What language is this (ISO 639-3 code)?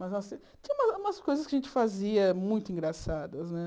por